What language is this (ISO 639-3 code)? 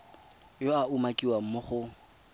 tsn